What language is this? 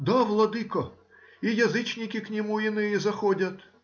Russian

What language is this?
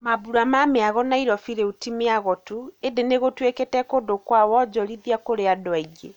Kikuyu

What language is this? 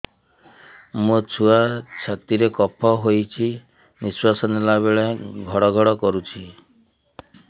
Odia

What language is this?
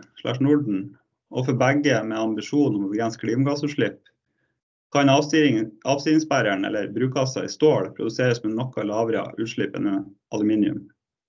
Norwegian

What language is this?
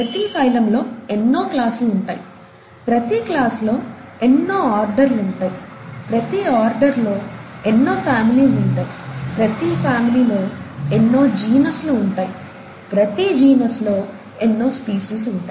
Telugu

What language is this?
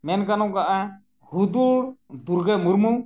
Santali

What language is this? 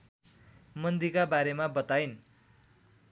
Nepali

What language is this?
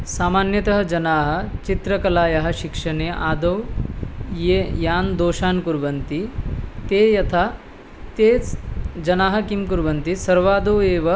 Sanskrit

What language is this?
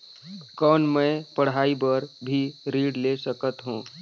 Chhattisgarhi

